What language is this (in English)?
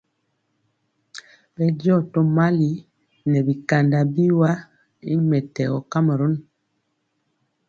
Mpiemo